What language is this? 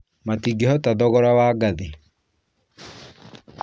Kikuyu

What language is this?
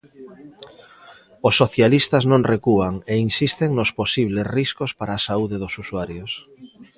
Galician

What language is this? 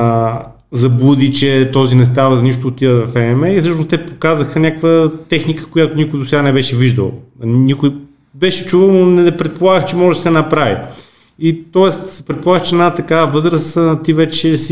Bulgarian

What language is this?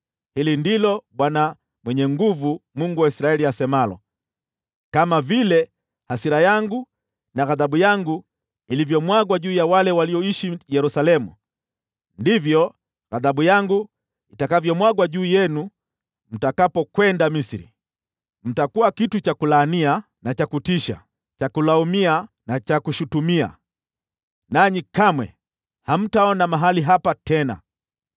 Swahili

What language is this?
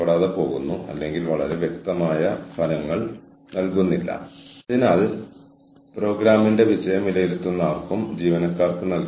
Malayalam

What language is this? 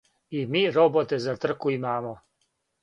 Serbian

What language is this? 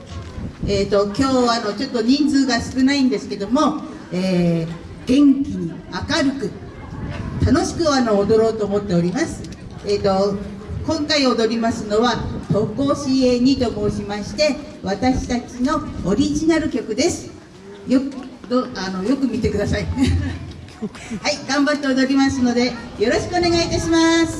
Japanese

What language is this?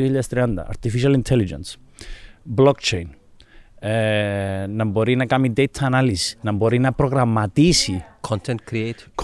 Greek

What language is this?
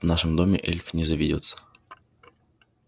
Russian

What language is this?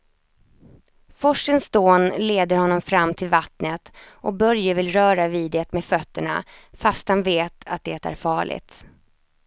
Swedish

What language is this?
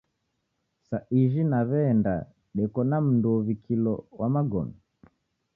Taita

